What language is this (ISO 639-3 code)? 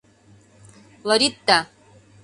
chm